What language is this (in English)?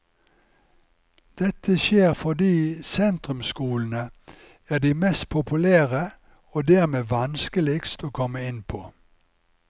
Norwegian